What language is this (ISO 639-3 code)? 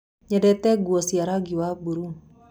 kik